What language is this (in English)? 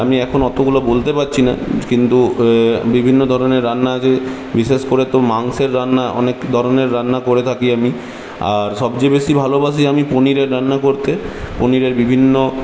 Bangla